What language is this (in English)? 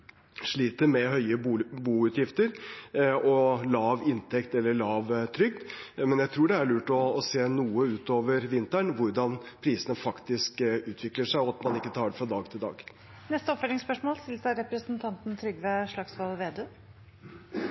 Norwegian